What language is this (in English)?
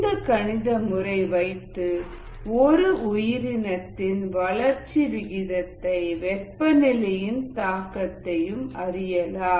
Tamil